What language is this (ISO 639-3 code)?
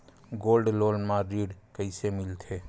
hne